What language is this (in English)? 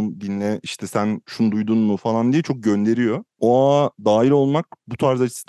Turkish